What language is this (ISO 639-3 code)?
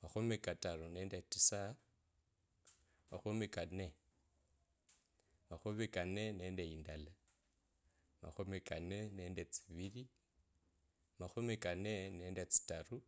lkb